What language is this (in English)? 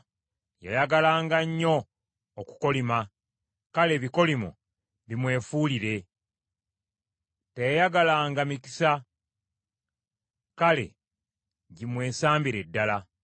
Ganda